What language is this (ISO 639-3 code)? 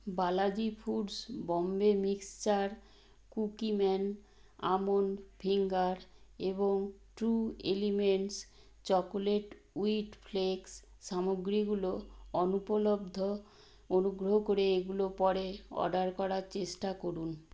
ben